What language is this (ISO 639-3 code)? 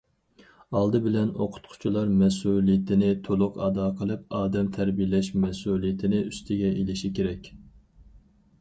uig